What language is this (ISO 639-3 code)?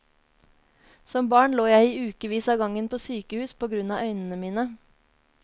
nor